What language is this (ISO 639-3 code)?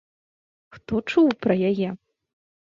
bel